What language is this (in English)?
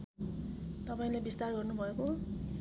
Nepali